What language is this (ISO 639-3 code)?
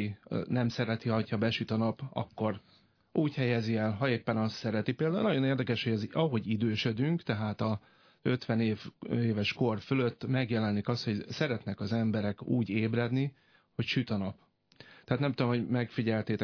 hun